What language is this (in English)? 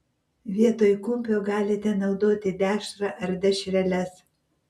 Lithuanian